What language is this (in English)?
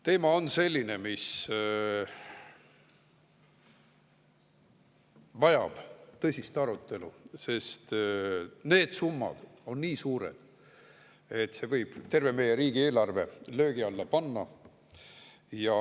Estonian